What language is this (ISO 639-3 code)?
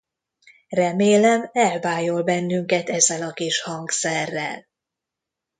hun